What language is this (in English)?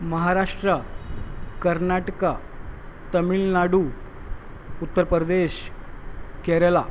Urdu